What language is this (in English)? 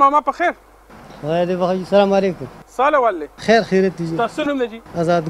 Arabic